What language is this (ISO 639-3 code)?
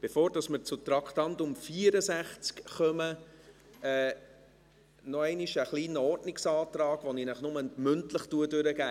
gsw